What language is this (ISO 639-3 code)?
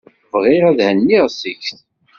kab